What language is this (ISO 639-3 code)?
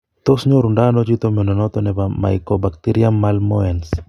kln